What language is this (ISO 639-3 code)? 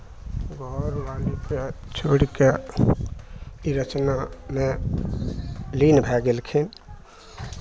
mai